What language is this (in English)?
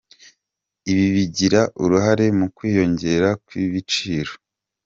Kinyarwanda